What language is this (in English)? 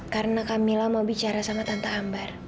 Indonesian